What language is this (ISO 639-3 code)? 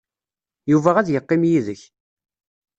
kab